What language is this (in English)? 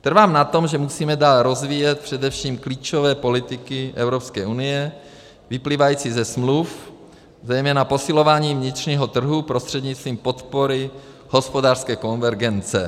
Czech